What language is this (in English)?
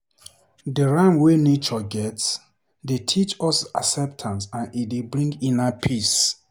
Nigerian Pidgin